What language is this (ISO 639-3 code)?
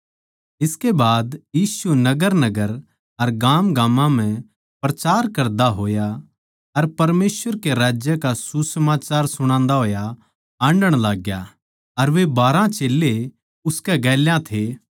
bgc